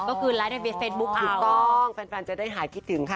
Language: Thai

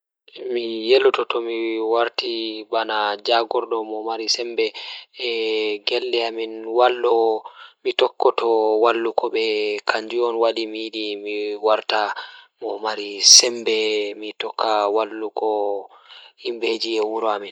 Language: Fula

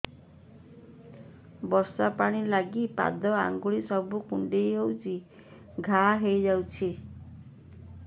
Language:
Odia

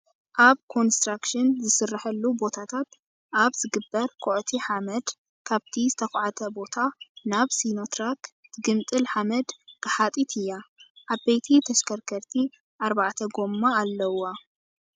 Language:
Tigrinya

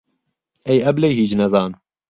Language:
Central Kurdish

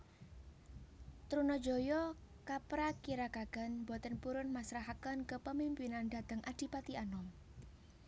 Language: Javanese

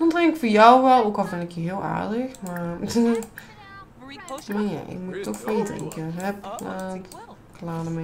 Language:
Dutch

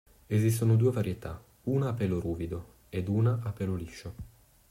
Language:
Italian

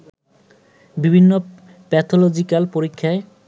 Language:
Bangla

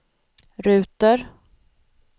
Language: Swedish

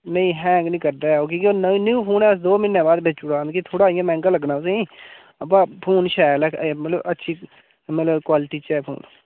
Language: Dogri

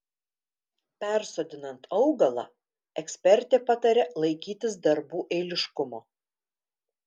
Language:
Lithuanian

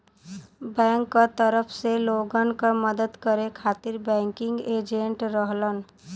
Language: Bhojpuri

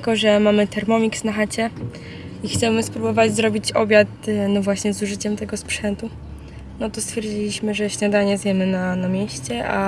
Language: Polish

